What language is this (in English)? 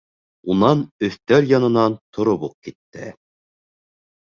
Bashkir